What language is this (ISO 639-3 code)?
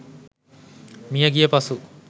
sin